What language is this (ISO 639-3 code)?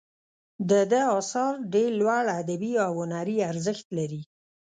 pus